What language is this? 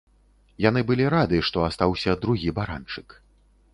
Belarusian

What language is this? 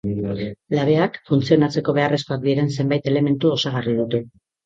Basque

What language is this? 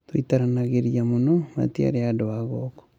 Kikuyu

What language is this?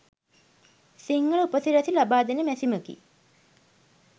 Sinhala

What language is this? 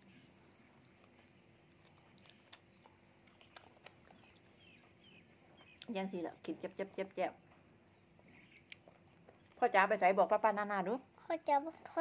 Thai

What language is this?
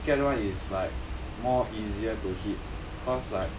English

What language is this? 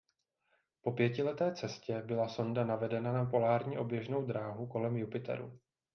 Czech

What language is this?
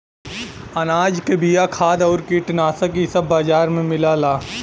Bhojpuri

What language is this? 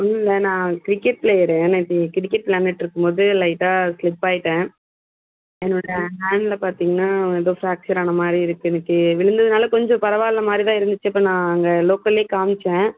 Tamil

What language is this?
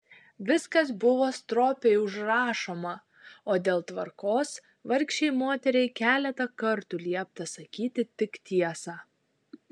Lithuanian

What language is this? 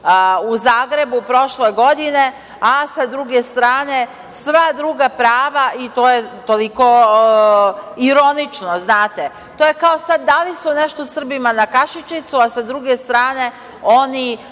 Serbian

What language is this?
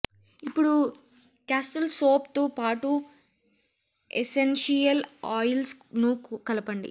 Telugu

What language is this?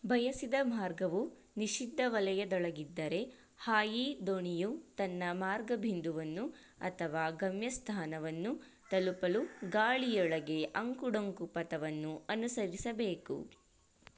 Kannada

